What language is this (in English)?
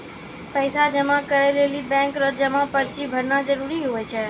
Maithili